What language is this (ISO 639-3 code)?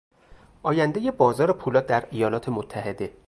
fas